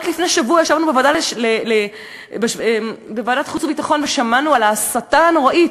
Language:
Hebrew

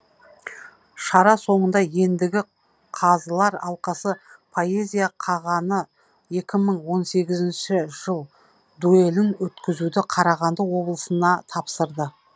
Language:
Kazakh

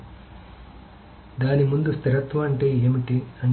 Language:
Telugu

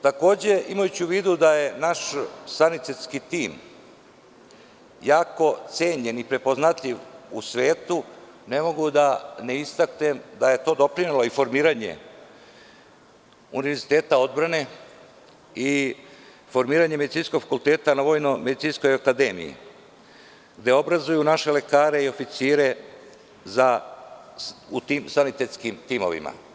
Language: Serbian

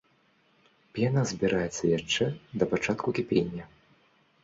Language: Belarusian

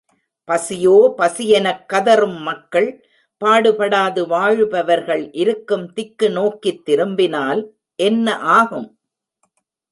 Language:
Tamil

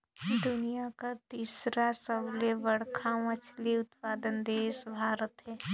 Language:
Chhattisgarhi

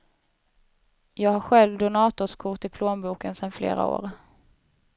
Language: Swedish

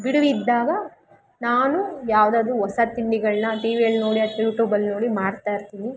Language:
Kannada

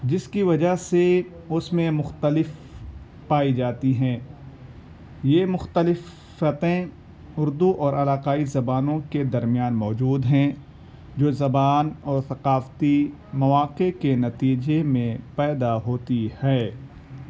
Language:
Urdu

